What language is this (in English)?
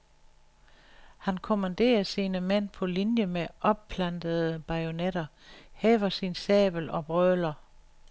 Danish